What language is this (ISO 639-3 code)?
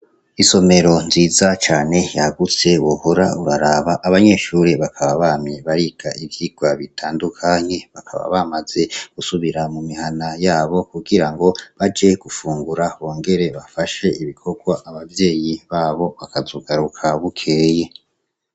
run